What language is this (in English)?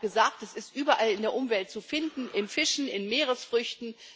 German